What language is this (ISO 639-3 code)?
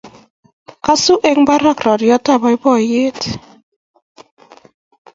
kln